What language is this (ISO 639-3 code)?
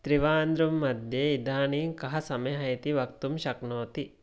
san